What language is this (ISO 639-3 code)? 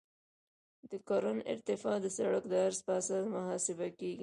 pus